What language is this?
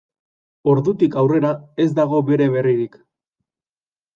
Basque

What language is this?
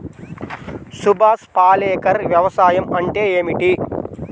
Telugu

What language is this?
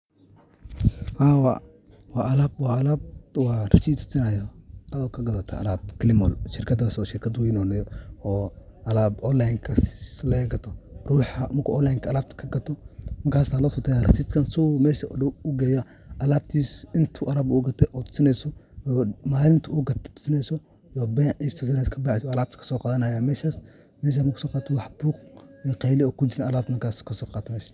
Somali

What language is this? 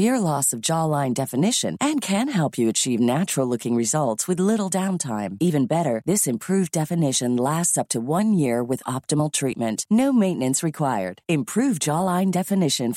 Swedish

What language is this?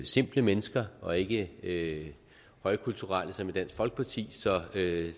Danish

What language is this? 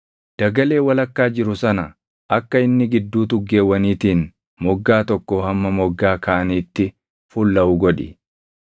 Oromo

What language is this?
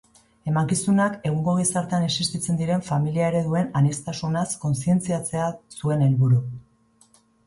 Basque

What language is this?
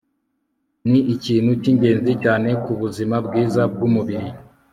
Kinyarwanda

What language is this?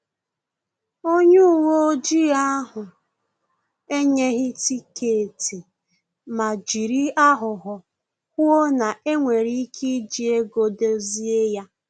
Igbo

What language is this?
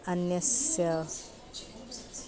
Sanskrit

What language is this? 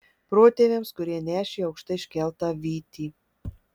Lithuanian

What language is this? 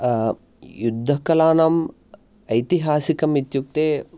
Sanskrit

